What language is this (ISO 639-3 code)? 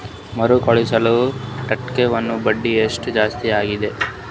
kan